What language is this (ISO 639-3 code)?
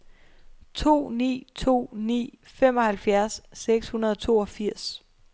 dan